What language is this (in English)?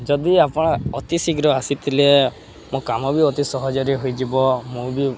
Odia